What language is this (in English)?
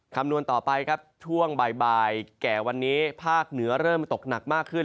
Thai